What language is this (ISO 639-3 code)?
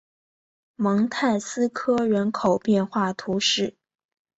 zho